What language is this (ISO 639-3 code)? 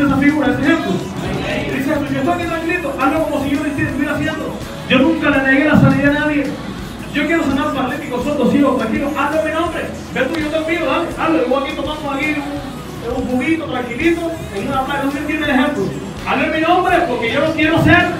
spa